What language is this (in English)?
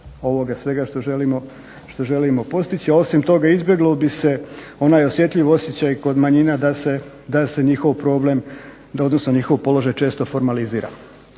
Croatian